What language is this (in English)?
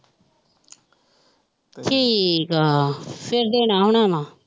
Punjabi